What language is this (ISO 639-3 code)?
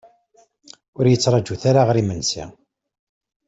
kab